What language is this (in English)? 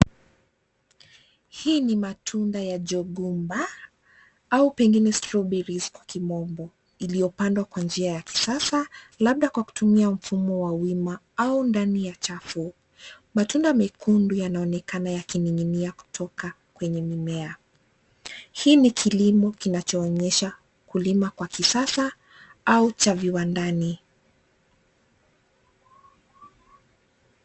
Swahili